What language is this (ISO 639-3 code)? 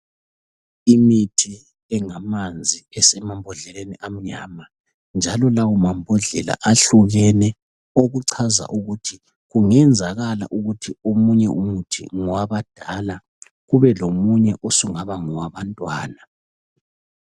nde